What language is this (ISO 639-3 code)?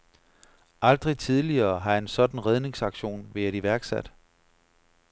dan